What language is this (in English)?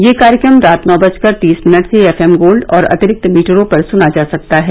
Hindi